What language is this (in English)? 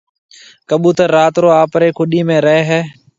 Marwari (Pakistan)